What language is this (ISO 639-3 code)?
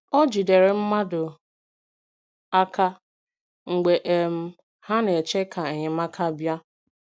ibo